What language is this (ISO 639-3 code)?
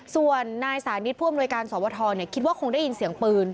tha